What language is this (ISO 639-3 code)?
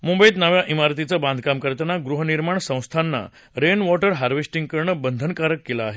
mar